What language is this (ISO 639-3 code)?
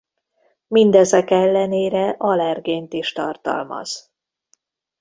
hun